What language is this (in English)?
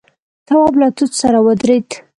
Pashto